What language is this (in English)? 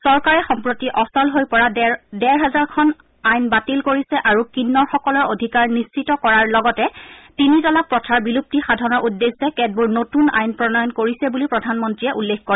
Assamese